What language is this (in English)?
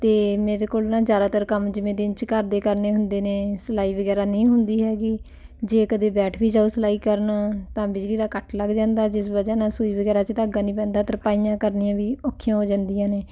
Punjabi